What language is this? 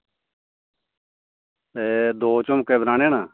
Dogri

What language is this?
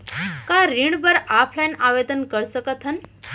Chhattisgarhi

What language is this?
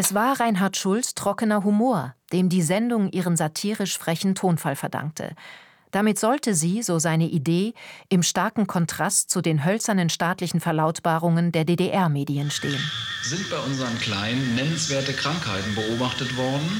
German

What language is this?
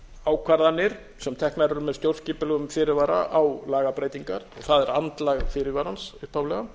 Icelandic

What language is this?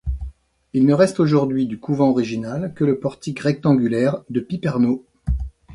French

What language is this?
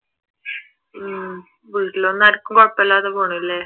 Malayalam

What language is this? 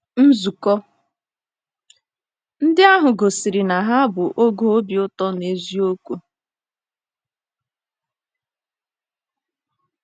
Igbo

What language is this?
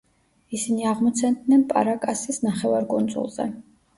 Georgian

